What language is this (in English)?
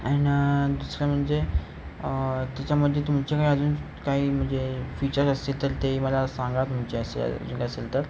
Marathi